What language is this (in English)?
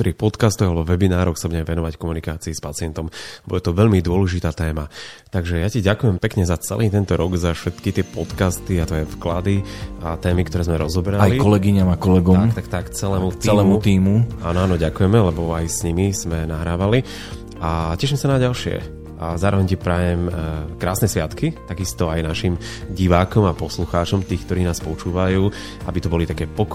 Slovak